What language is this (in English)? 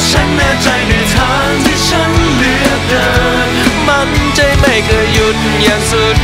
Thai